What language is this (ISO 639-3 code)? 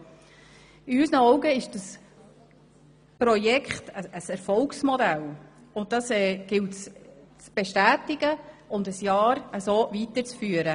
gsw